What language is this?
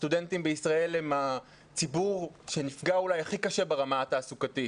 Hebrew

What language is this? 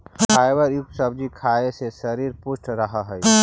Magahi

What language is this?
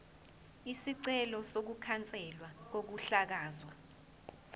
Zulu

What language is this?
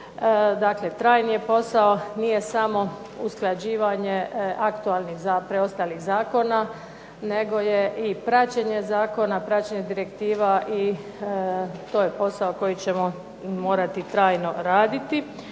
Croatian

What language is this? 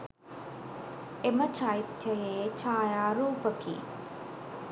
Sinhala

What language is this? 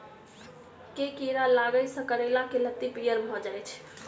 Maithili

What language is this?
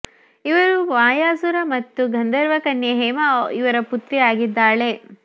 Kannada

